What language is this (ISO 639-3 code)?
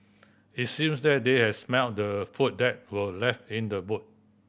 eng